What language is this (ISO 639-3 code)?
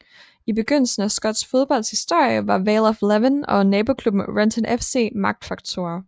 dan